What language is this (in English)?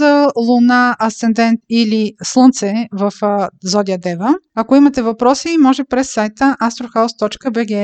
Bulgarian